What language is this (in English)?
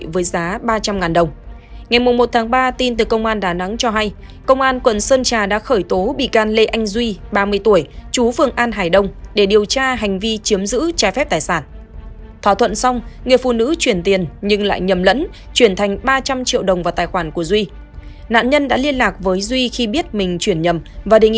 Vietnamese